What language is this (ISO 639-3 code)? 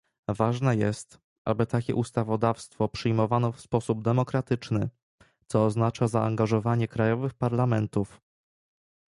pol